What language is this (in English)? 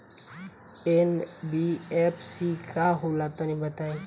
Bhojpuri